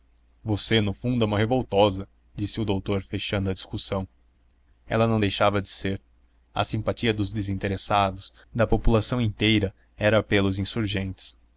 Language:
Portuguese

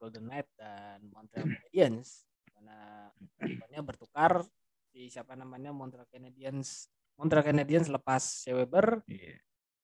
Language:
Indonesian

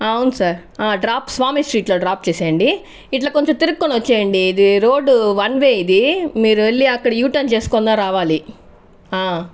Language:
Telugu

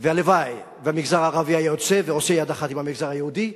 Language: Hebrew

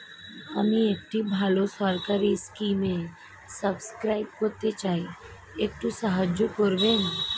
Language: Bangla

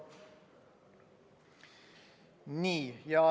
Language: Estonian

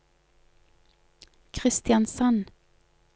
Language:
Norwegian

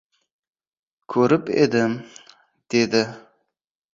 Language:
Uzbek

